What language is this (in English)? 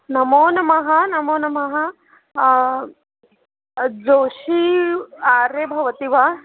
Sanskrit